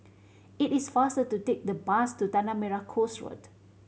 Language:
English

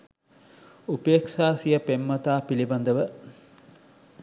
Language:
Sinhala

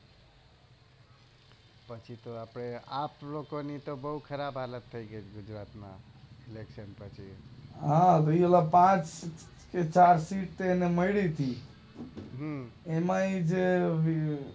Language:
Gujarati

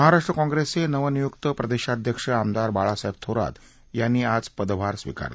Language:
Marathi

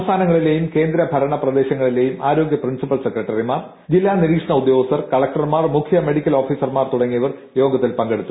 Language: Malayalam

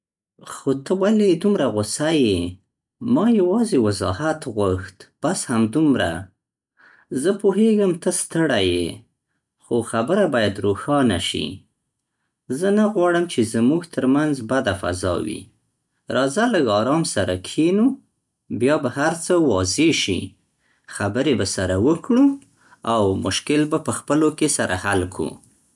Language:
Central Pashto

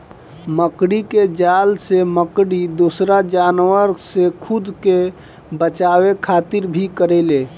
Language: Bhojpuri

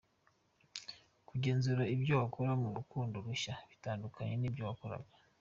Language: Kinyarwanda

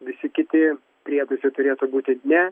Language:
Lithuanian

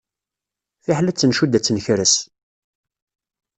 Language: Kabyle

